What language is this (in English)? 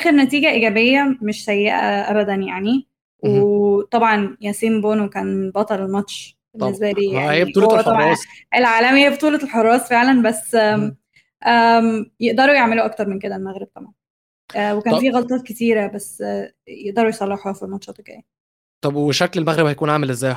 Arabic